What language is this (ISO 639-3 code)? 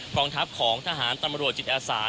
tha